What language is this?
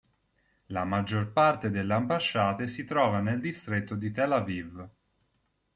Italian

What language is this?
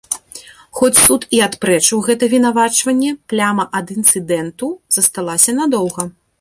Belarusian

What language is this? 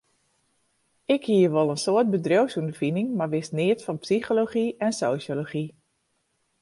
Western Frisian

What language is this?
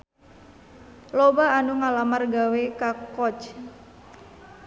Sundanese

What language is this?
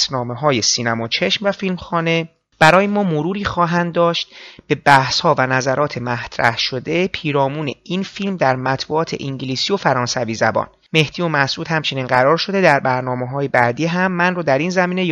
Persian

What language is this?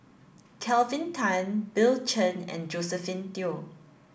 English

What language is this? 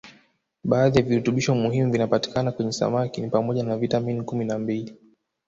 Swahili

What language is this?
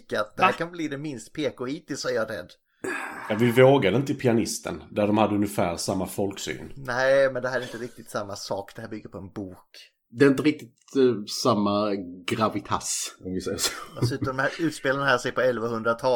Swedish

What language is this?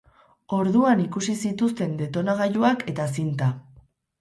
Basque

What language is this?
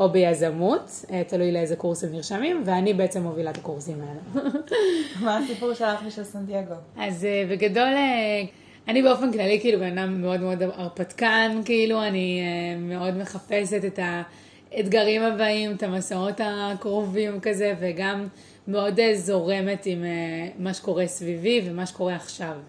Hebrew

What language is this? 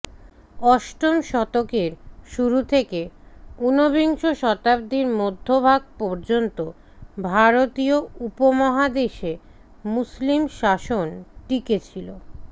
Bangla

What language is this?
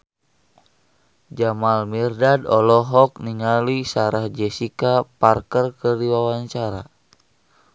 Sundanese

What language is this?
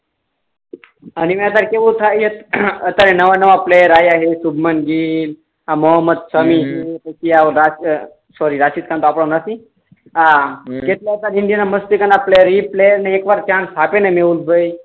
Gujarati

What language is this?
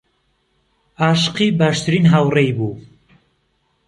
Central Kurdish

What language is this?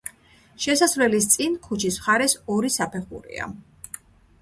Georgian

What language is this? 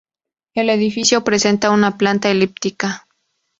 Spanish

